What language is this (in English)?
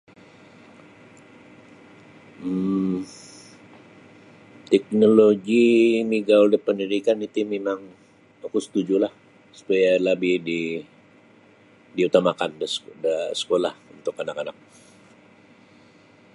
Sabah Bisaya